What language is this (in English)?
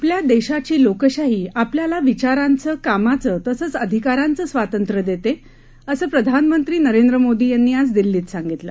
Marathi